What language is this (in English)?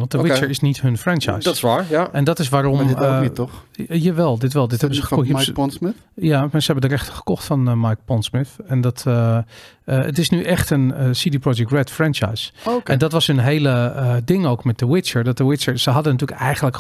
Dutch